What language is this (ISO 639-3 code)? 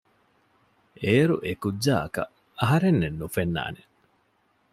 div